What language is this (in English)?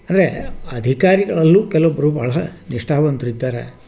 Kannada